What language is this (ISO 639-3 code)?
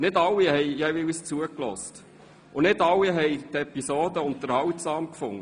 gsw